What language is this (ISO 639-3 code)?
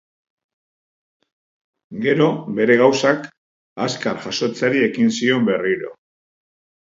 eus